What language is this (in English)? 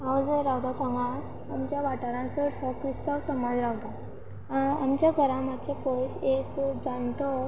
Konkani